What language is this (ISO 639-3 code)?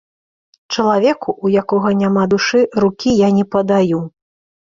bel